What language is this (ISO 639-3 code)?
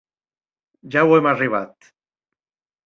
oci